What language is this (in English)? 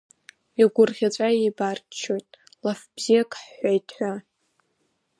Abkhazian